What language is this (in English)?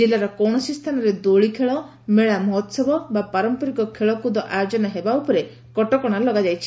Odia